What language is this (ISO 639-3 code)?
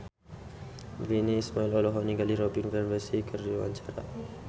sun